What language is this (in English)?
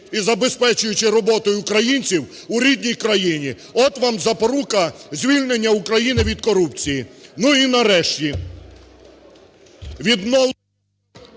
Ukrainian